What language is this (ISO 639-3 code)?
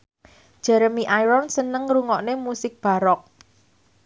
jav